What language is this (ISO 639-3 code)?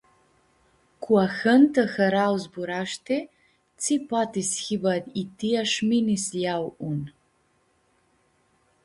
rup